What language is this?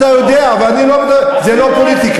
Hebrew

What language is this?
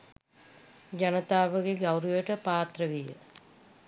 Sinhala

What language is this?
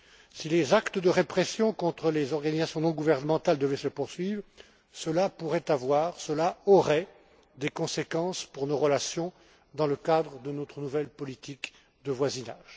French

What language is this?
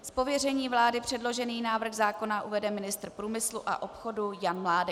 Czech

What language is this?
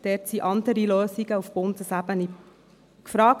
Swiss German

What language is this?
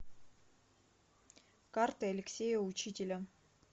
Russian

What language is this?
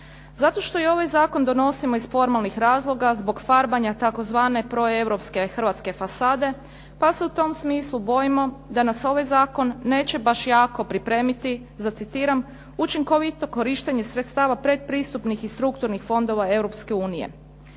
Croatian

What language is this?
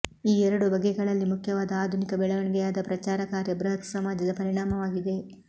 Kannada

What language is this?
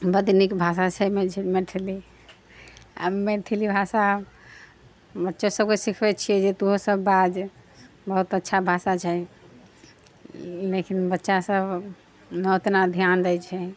Maithili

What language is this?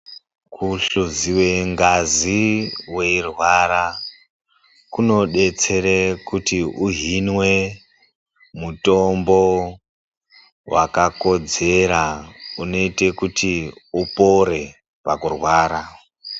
Ndau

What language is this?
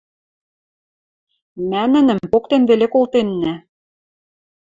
Western Mari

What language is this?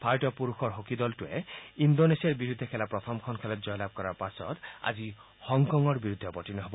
Assamese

